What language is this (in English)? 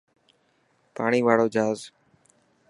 Dhatki